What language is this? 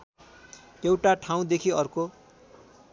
Nepali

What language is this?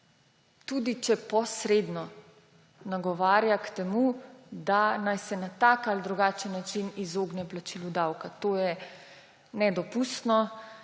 Slovenian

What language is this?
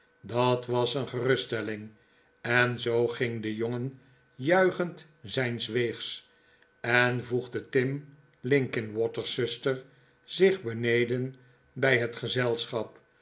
Dutch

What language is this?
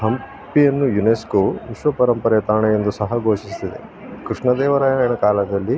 Kannada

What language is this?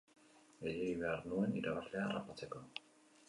Basque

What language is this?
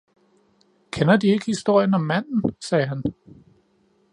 Danish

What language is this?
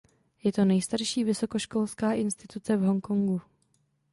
Czech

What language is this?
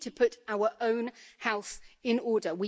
English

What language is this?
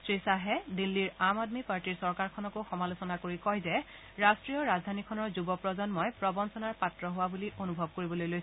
Assamese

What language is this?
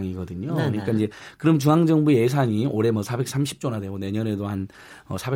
Korean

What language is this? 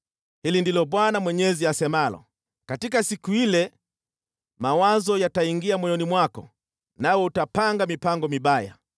Swahili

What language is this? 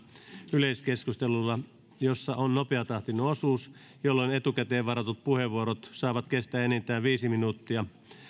Finnish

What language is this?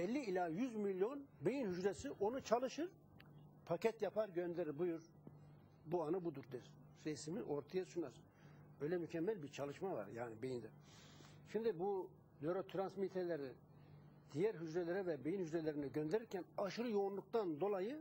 Turkish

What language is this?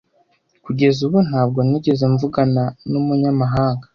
Kinyarwanda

